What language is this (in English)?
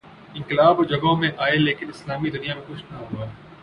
Urdu